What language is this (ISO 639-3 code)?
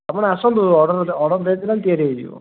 ori